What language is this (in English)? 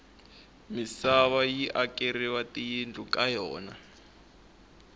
Tsonga